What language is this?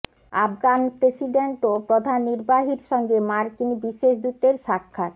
Bangla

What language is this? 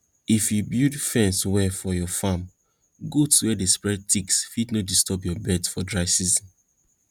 Nigerian Pidgin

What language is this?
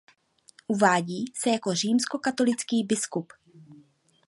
Czech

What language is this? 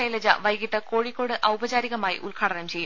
Malayalam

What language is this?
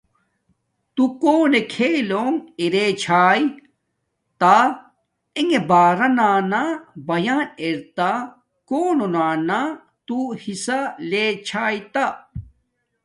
Domaaki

